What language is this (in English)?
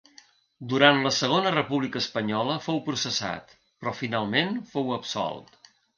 Catalan